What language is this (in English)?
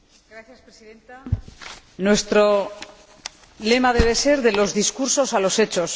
Spanish